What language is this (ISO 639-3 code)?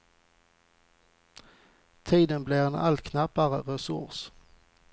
swe